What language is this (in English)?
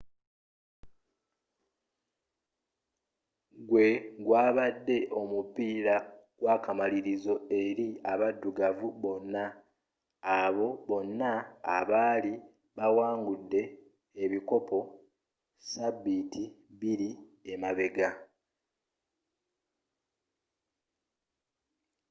Ganda